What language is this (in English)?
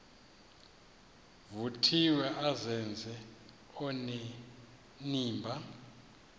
Xhosa